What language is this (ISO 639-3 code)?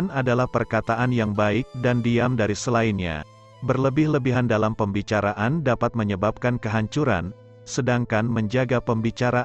ind